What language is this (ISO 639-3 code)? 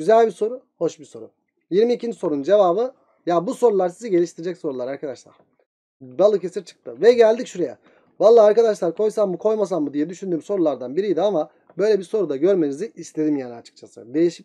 tur